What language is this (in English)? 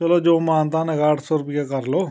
Punjabi